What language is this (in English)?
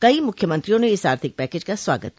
Hindi